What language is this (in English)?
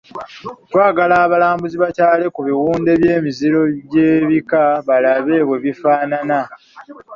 Ganda